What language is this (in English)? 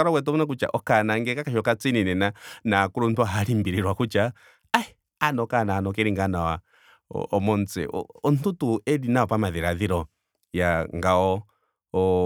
Ndonga